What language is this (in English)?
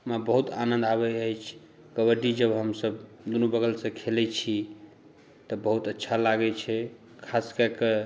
Maithili